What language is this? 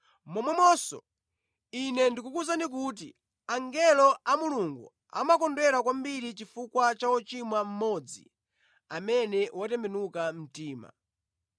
Nyanja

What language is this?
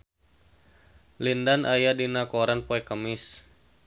Sundanese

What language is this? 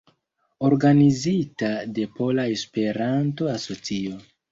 Esperanto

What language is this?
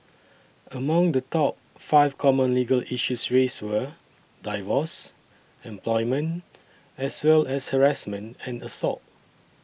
English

